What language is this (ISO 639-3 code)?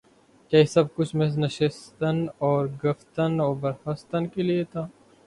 urd